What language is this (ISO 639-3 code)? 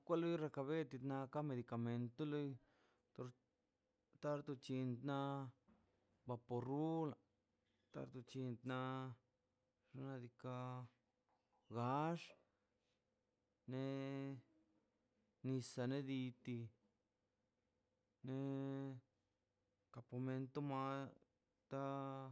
zpy